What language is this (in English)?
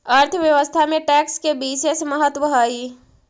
Magahi